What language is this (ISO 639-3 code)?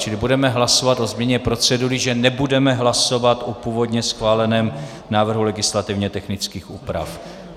ces